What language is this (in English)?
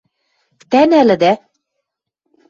Western Mari